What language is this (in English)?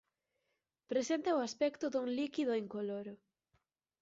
Galician